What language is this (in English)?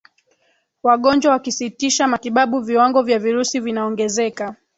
Swahili